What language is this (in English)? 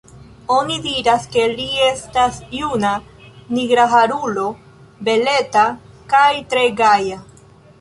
Esperanto